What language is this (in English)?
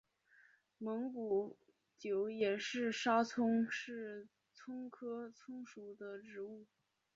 Chinese